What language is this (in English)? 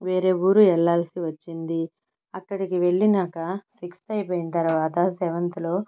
Telugu